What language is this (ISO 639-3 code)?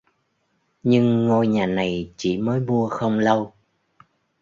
vie